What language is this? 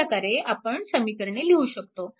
Marathi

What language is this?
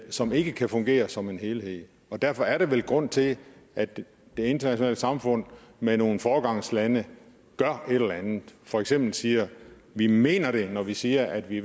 Danish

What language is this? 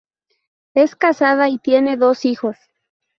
Spanish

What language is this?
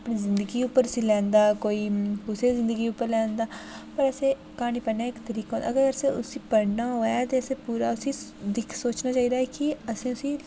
Dogri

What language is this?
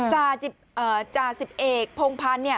Thai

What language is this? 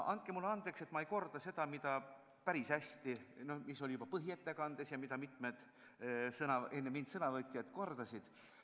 Estonian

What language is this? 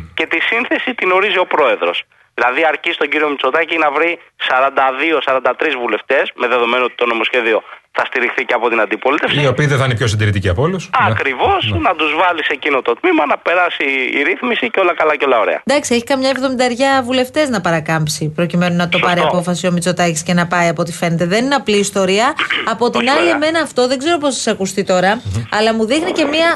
Greek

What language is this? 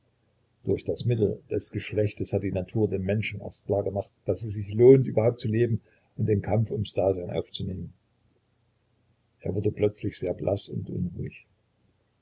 German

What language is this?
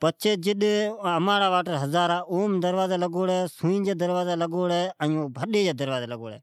Od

